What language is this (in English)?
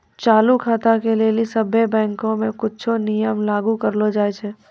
Maithili